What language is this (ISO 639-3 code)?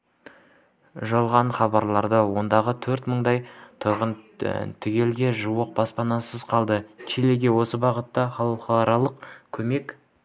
kaz